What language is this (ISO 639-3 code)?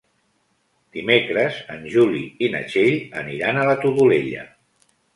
cat